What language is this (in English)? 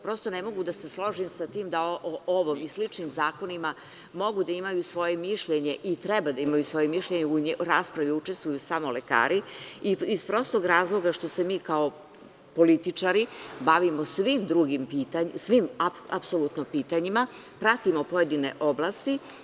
Serbian